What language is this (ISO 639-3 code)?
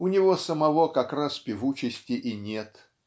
rus